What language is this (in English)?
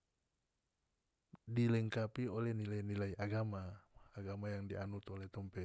North Moluccan Malay